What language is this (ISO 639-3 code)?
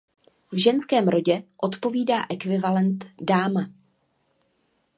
ces